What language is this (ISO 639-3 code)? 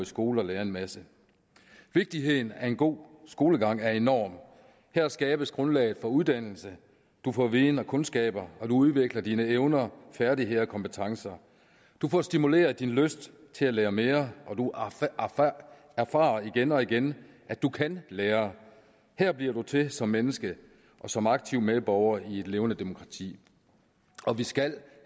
dan